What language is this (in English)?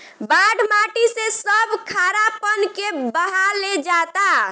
Bhojpuri